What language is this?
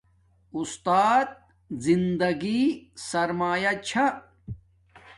Domaaki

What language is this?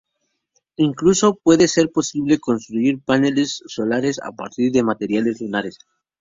Spanish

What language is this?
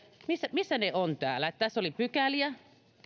Finnish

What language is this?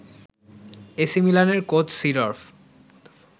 Bangla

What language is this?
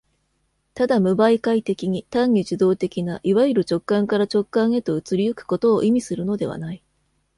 Japanese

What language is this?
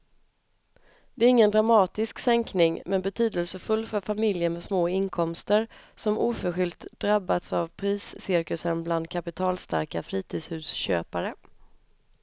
Swedish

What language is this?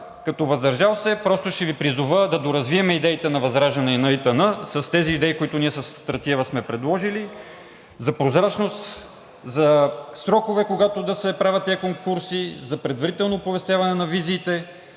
Bulgarian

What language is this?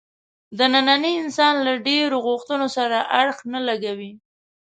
Pashto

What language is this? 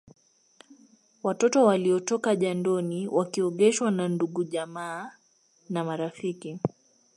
Swahili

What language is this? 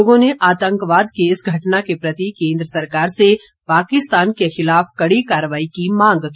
Hindi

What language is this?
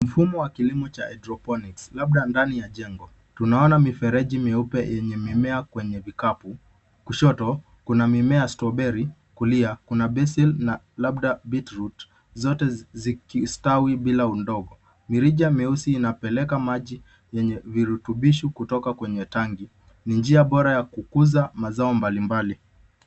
Swahili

